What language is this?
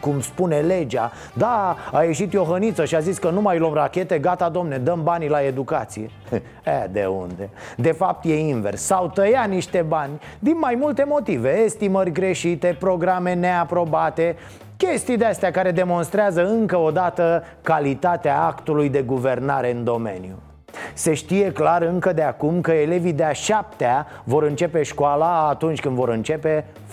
Romanian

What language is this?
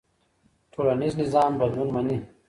Pashto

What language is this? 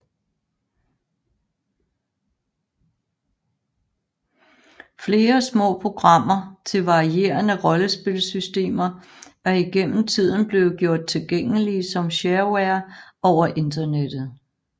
Danish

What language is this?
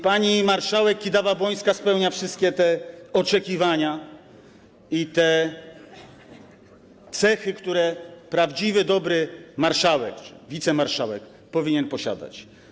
Polish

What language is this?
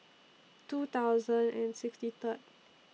English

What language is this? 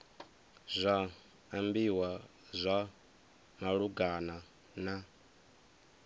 Venda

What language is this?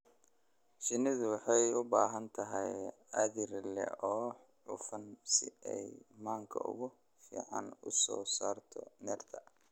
Somali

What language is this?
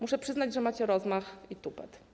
Polish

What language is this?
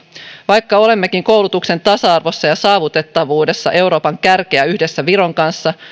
Finnish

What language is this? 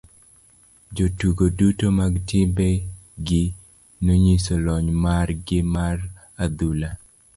Luo (Kenya and Tanzania)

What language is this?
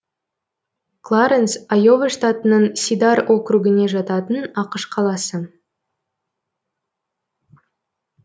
Kazakh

